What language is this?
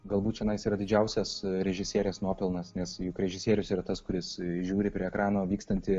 Lithuanian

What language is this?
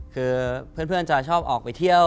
Thai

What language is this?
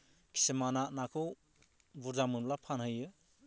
Bodo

